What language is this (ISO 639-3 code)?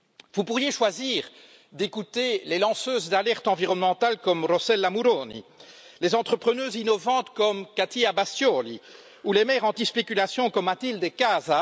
fra